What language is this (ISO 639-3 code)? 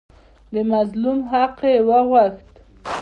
pus